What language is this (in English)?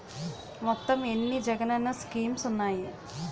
Telugu